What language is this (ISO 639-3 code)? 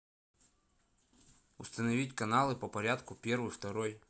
rus